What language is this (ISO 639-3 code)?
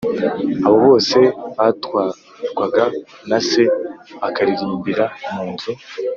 kin